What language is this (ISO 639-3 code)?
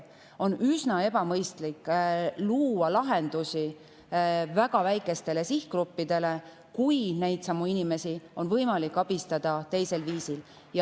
est